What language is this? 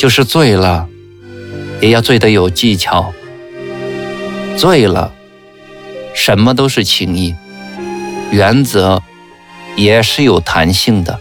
Chinese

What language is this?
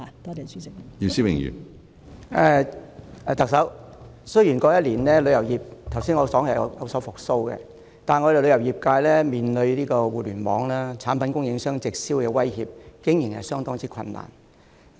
Cantonese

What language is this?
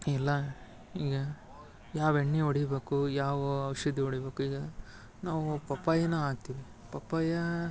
Kannada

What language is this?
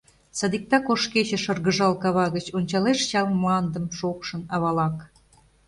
Mari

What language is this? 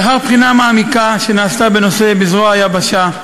Hebrew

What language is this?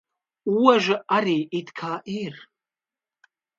Latvian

